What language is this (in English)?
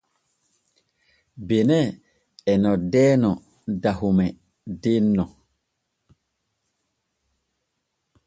Borgu Fulfulde